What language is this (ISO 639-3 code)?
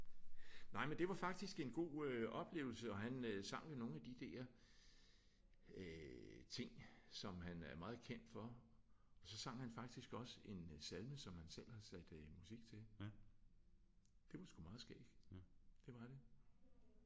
dan